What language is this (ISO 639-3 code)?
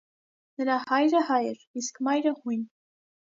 hye